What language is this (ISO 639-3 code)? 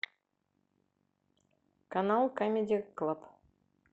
rus